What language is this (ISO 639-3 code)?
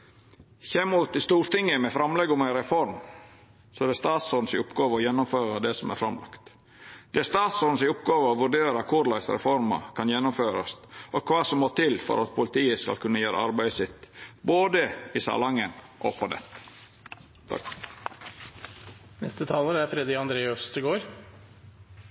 nor